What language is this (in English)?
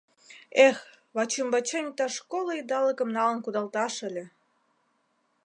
Mari